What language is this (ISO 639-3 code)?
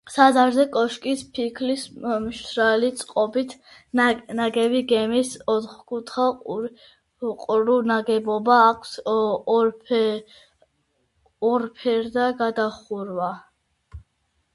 kat